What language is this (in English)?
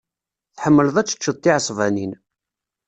Kabyle